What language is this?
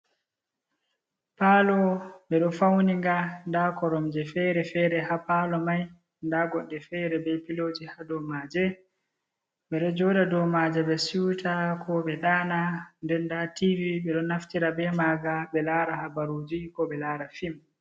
Fula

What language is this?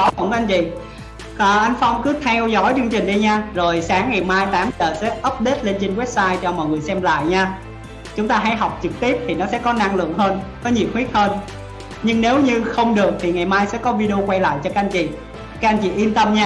Vietnamese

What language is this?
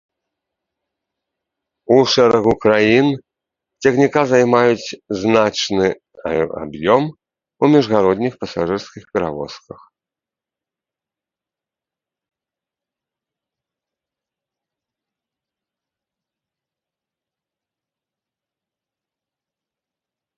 Belarusian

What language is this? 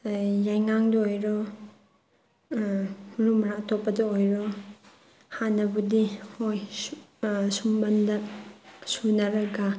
Manipuri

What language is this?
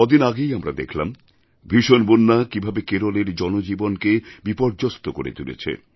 Bangla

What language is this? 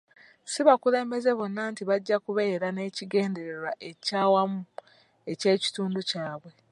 Ganda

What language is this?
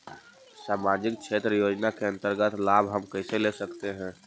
Magahi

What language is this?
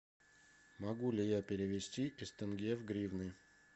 Russian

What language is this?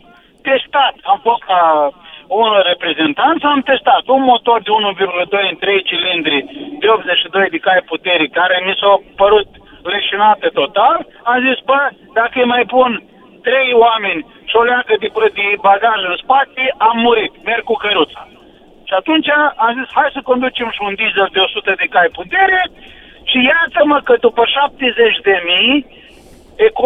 Romanian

